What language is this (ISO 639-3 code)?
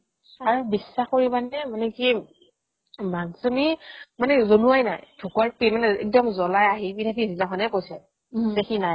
asm